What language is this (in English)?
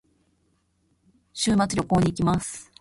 Japanese